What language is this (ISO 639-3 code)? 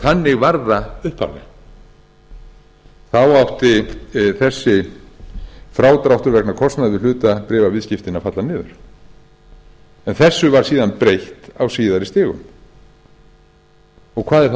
isl